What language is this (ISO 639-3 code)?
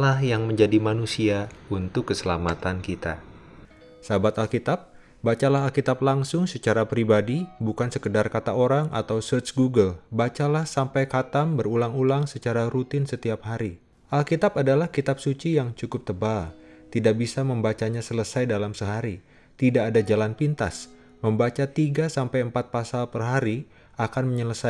ind